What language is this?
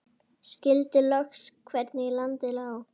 Icelandic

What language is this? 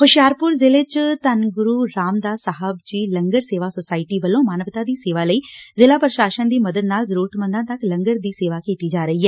Punjabi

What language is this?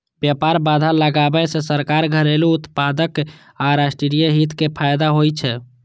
Maithili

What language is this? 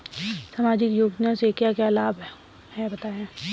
Hindi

